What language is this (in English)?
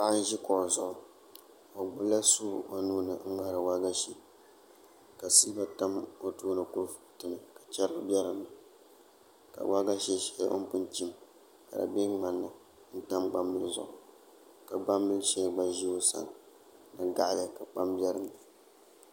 Dagbani